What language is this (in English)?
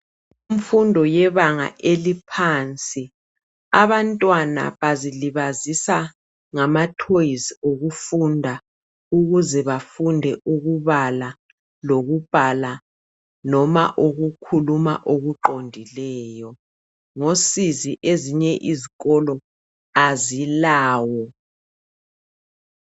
North Ndebele